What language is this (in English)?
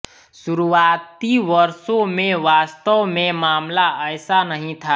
Hindi